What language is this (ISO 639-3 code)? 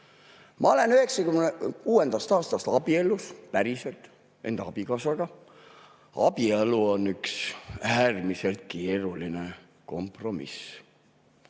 est